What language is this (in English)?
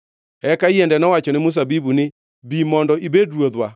Luo (Kenya and Tanzania)